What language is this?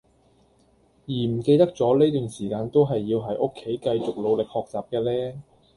Cantonese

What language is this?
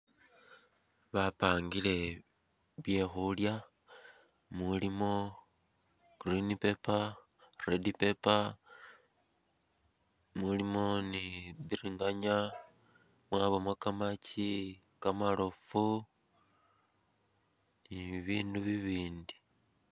Masaaba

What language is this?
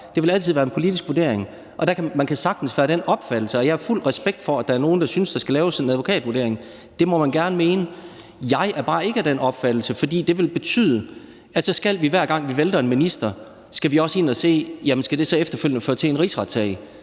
Danish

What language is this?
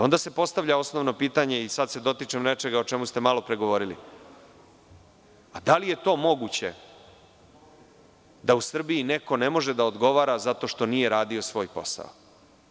Serbian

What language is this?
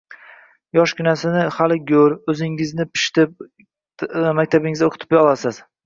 Uzbek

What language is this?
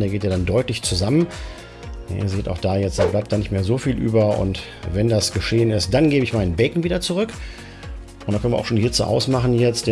German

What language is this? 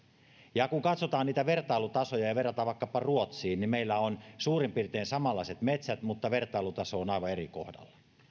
Finnish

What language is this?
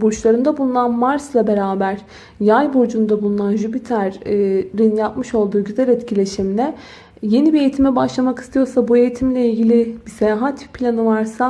Turkish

